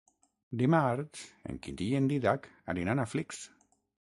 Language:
Catalan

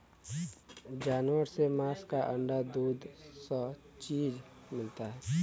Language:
Bhojpuri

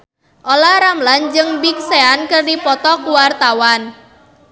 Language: Sundanese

